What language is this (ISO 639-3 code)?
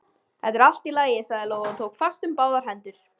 isl